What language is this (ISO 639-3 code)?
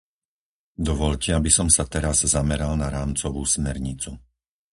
slk